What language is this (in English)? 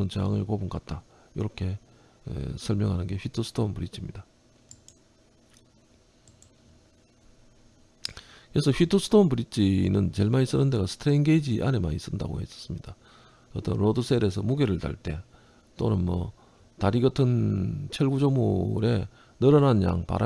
Korean